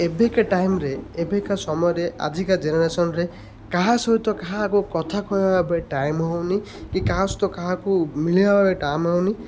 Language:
Odia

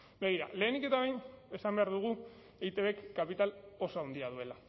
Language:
Basque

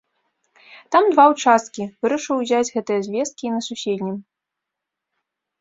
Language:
Belarusian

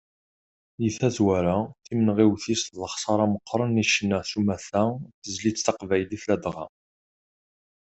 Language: Kabyle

